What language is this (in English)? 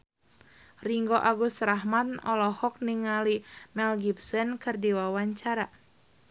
Sundanese